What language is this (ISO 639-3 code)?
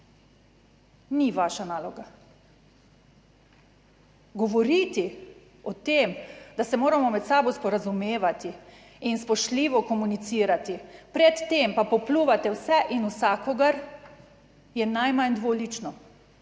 slv